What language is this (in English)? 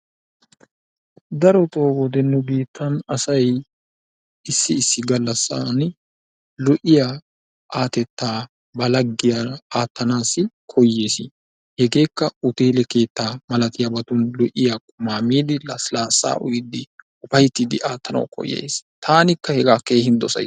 Wolaytta